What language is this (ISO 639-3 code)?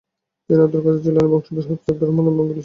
ben